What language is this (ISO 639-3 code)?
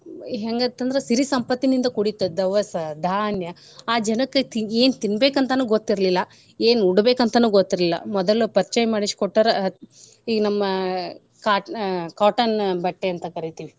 kan